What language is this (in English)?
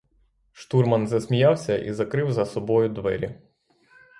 Ukrainian